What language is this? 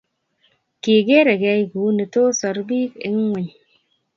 Kalenjin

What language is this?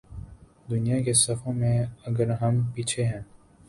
Urdu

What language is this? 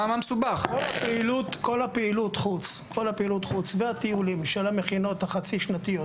Hebrew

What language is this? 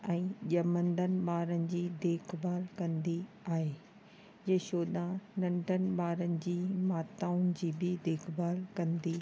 Sindhi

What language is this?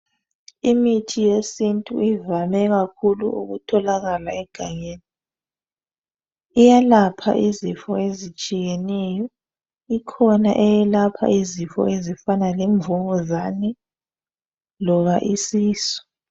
North Ndebele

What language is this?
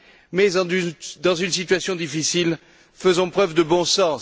French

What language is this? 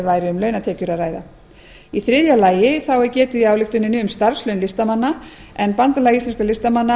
Icelandic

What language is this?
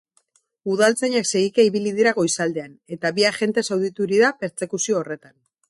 Basque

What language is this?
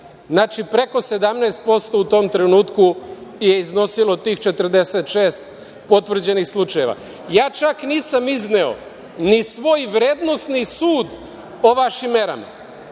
Serbian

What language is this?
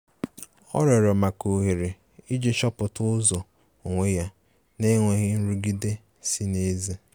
Igbo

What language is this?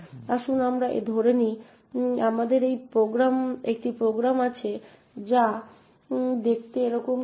Bangla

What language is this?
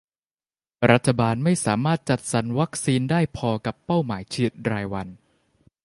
Thai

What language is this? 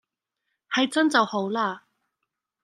Cantonese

